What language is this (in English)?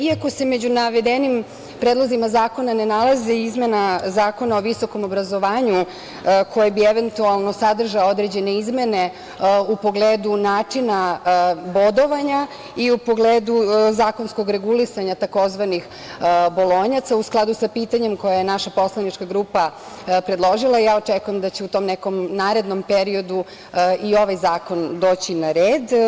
Serbian